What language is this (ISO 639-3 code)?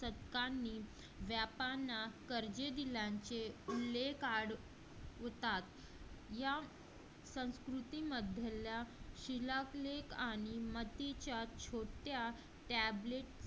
mar